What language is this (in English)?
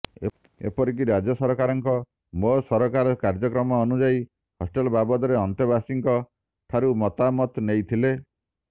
Odia